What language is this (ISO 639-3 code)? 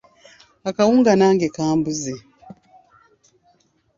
lug